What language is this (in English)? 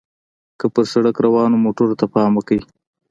Pashto